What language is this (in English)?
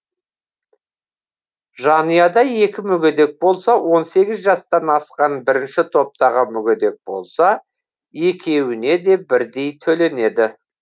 Kazakh